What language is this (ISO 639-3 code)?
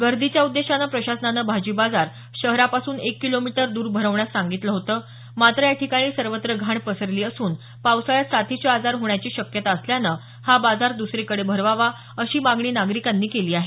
mar